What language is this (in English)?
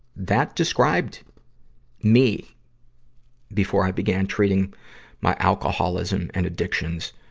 English